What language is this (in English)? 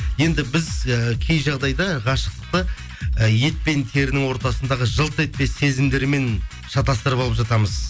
Kazakh